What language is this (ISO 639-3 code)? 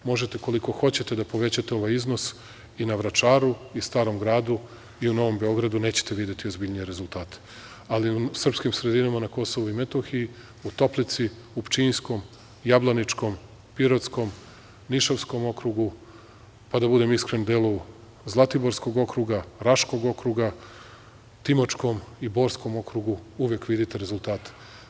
srp